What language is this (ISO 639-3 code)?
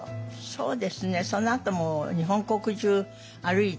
jpn